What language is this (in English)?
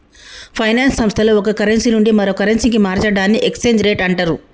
Telugu